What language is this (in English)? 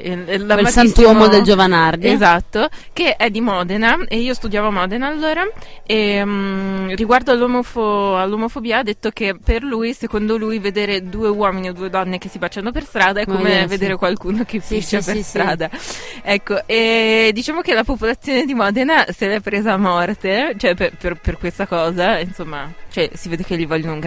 Italian